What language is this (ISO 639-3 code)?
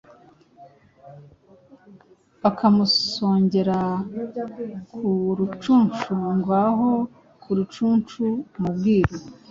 kin